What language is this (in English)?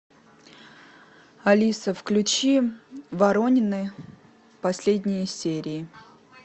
Russian